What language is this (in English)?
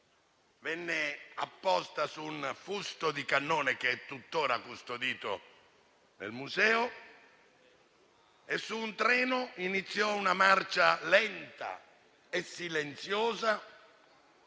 Italian